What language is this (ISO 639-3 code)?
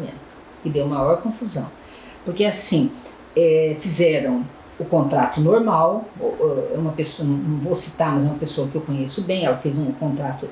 por